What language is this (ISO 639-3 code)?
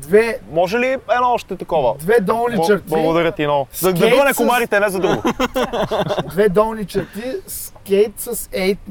bul